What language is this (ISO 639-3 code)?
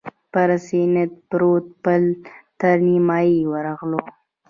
pus